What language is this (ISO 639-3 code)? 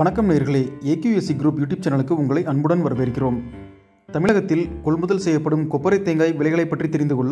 tam